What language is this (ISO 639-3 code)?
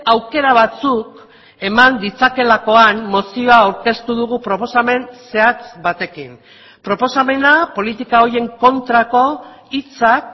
eus